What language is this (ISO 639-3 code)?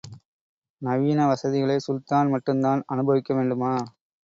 tam